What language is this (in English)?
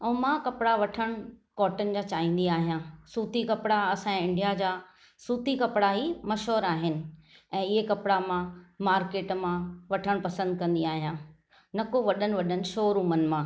Sindhi